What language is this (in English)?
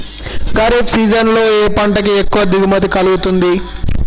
Telugu